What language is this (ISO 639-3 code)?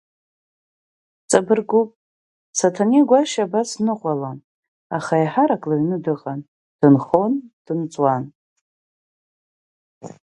abk